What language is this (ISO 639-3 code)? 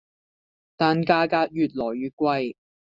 yue